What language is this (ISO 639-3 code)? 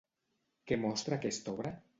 cat